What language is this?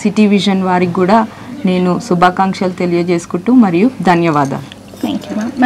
Hindi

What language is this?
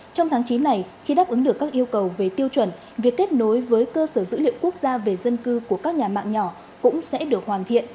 Vietnamese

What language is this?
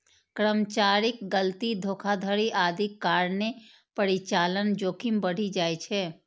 Maithili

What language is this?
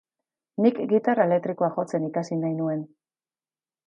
Basque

